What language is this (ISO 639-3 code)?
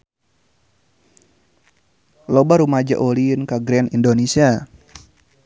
sun